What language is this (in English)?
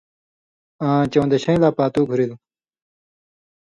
Indus Kohistani